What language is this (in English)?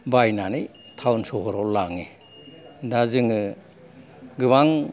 Bodo